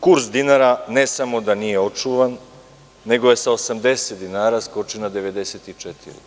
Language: Serbian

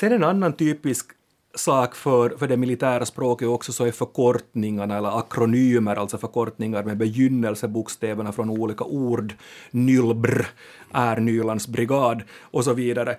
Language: Swedish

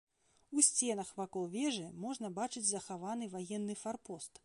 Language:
Belarusian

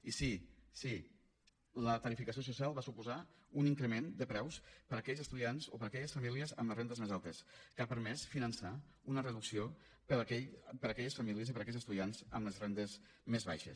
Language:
Catalan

